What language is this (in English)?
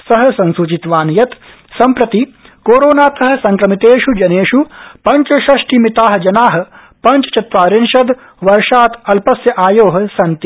Sanskrit